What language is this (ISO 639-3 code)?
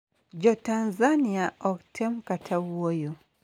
luo